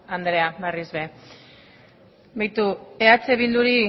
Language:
Basque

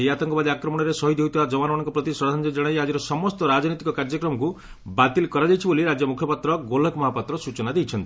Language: Odia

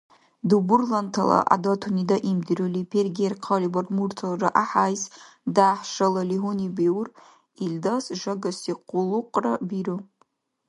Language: Dargwa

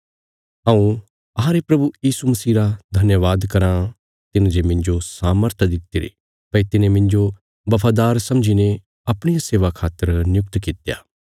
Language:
Bilaspuri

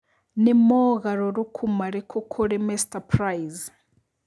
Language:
Kikuyu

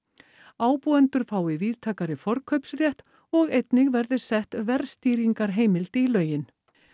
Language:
Icelandic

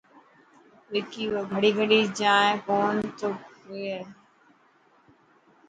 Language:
Dhatki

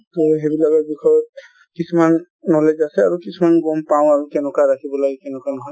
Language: Assamese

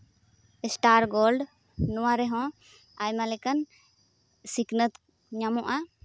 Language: Santali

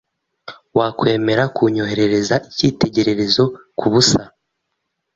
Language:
Kinyarwanda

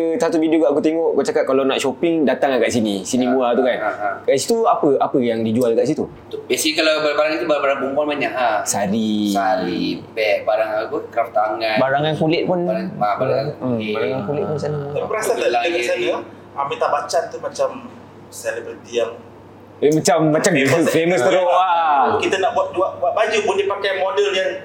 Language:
Malay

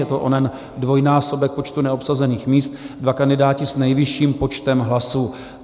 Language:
Czech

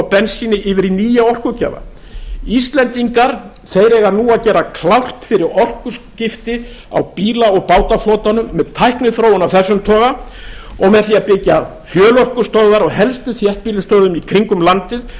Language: Icelandic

